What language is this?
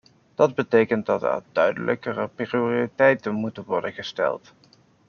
Dutch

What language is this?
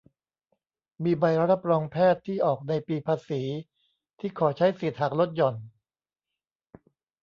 Thai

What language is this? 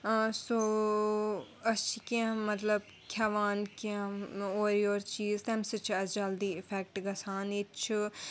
Kashmiri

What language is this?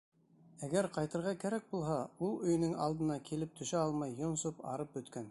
Bashkir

